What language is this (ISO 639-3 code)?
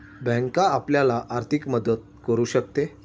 mar